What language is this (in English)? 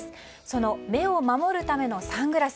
Japanese